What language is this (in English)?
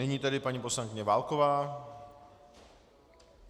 Czech